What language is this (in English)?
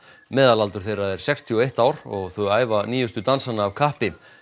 Icelandic